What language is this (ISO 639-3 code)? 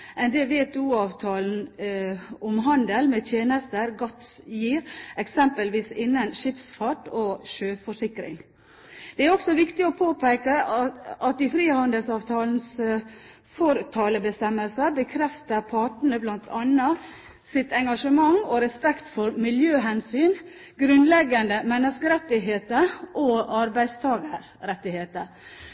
nob